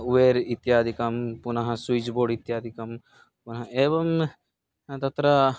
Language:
Sanskrit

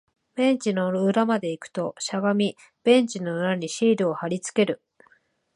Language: Japanese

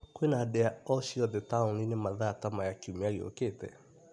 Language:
Kikuyu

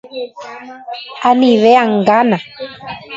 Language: Guarani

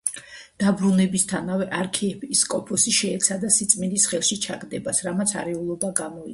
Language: Georgian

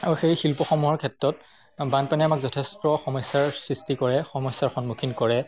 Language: Assamese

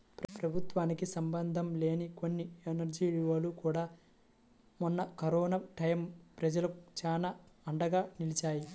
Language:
Telugu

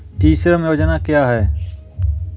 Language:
Hindi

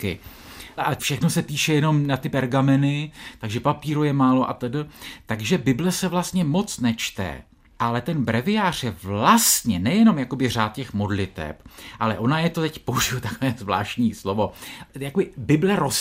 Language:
Czech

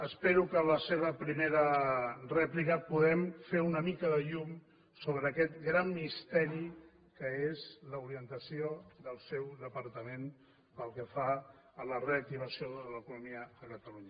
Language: Catalan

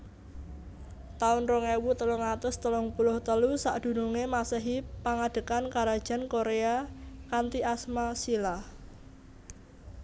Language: Javanese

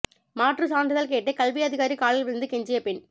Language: Tamil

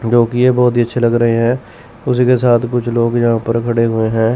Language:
Hindi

